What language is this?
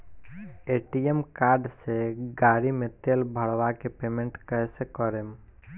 Bhojpuri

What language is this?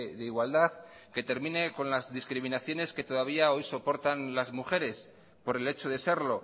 Spanish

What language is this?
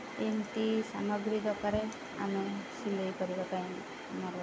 Odia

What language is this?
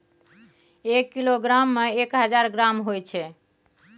Maithili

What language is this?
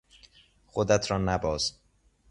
Persian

